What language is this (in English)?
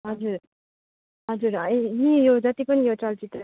Nepali